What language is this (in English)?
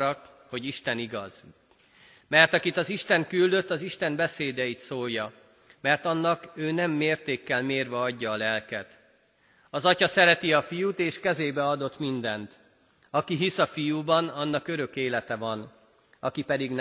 Hungarian